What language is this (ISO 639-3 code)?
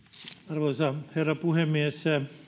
fin